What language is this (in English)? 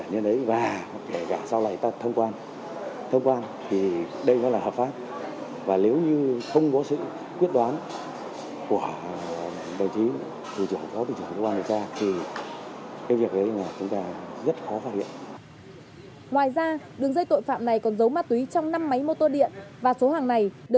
Vietnamese